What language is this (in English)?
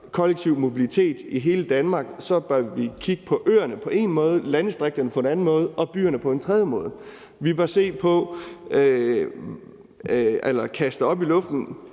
Danish